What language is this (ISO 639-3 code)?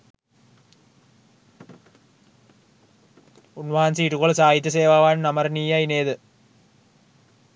sin